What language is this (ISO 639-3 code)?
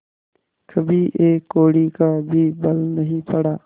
hin